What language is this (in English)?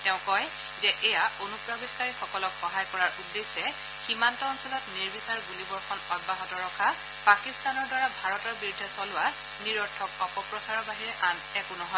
Assamese